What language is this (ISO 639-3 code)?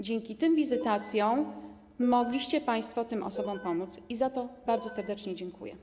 pol